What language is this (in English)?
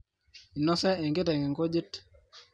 Masai